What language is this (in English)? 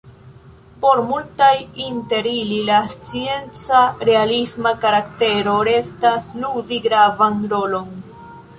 Esperanto